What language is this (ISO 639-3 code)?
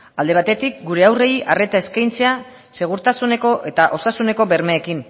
eus